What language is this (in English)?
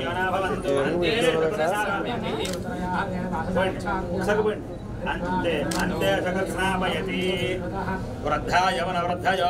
Indonesian